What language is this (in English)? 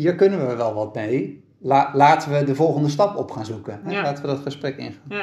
Dutch